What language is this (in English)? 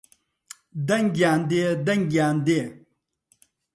Central Kurdish